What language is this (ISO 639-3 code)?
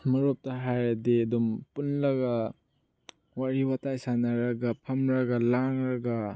mni